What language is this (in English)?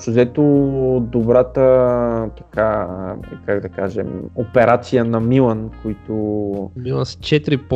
Bulgarian